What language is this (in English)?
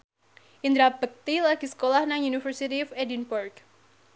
Javanese